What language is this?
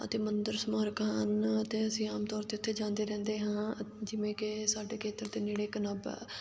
Punjabi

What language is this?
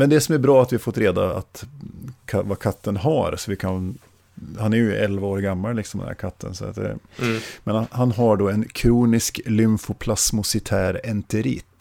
Swedish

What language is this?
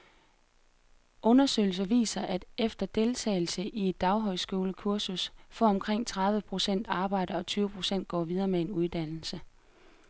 Danish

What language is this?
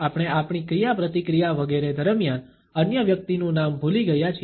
Gujarati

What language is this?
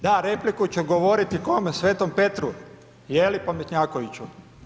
Croatian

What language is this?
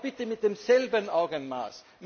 German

